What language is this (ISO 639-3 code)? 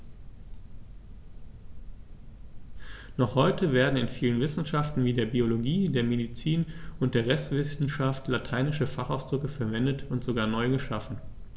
deu